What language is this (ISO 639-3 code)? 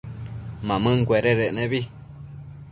mcf